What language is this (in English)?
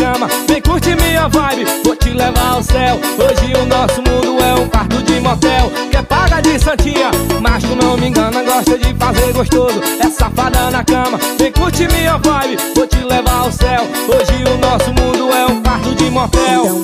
Portuguese